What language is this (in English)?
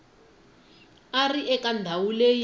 Tsonga